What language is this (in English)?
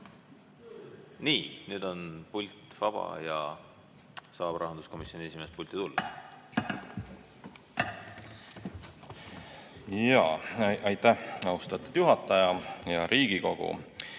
Estonian